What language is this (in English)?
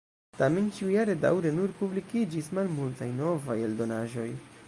Esperanto